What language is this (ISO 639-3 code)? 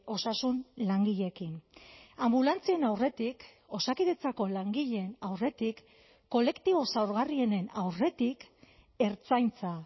eus